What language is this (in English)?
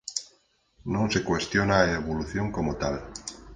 Galician